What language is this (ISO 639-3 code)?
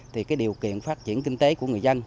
vie